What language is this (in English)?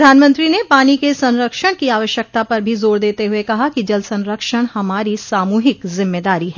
Hindi